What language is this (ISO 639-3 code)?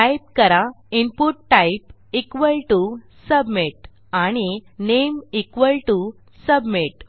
mar